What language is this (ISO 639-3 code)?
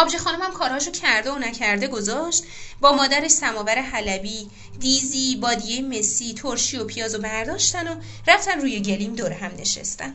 fas